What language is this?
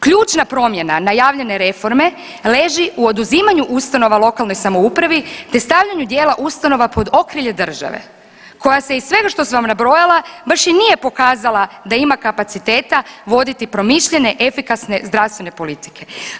Croatian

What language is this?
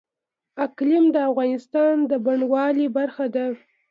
Pashto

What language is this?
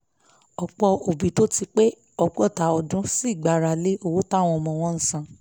Yoruba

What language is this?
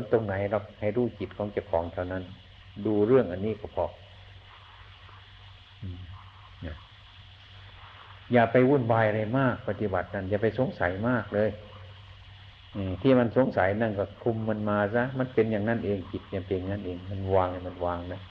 Thai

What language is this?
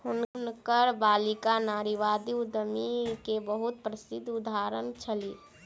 Maithili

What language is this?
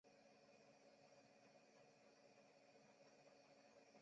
Chinese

